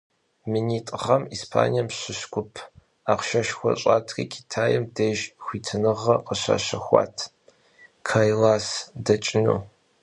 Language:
Kabardian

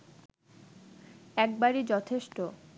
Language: Bangla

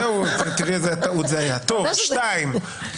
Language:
Hebrew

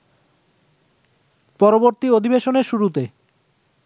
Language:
Bangla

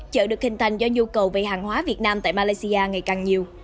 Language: Vietnamese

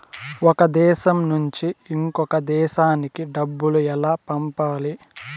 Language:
Telugu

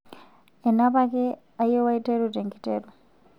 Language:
Masai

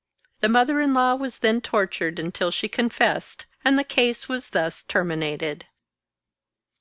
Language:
English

